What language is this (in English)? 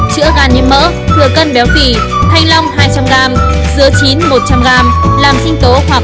Vietnamese